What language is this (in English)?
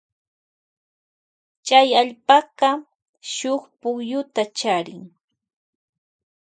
Loja Highland Quichua